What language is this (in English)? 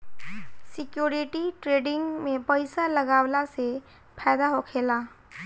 Bhojpuri